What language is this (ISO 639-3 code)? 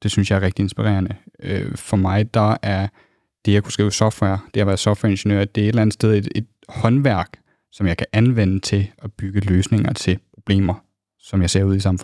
dan